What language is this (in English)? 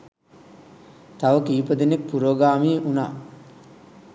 Sinhala